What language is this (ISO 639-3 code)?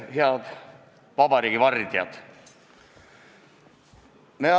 est